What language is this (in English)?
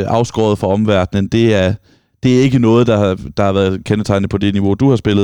Danish